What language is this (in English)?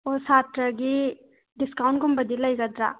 Manipuri